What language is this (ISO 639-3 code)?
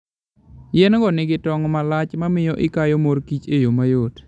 luo